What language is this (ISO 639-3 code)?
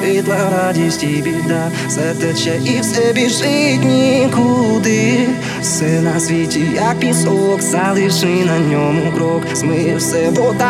ukr